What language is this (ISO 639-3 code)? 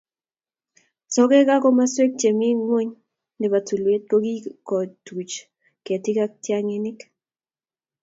kln